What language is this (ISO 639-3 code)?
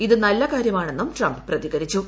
mal